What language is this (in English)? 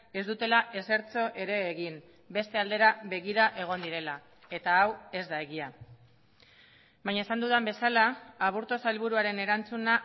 Basque